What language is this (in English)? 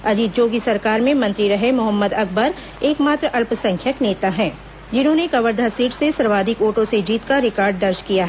Hindi